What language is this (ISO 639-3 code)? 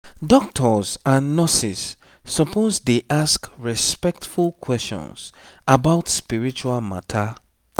pcm